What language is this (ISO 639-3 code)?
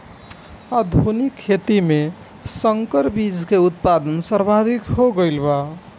bho